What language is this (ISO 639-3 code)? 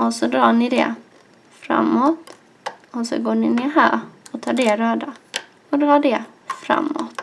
swe